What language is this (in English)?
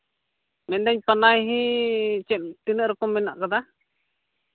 Santali